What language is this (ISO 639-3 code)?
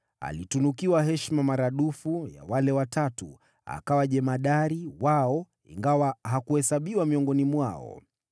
swa